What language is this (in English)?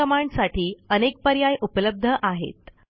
Marathi